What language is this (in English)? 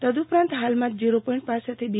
Gujarati